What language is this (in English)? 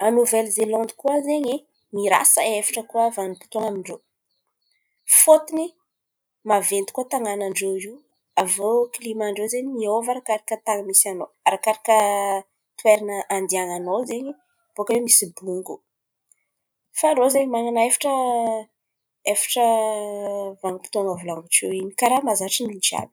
Antankarana Malagasy